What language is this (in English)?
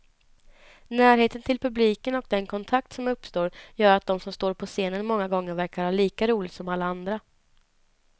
Swedish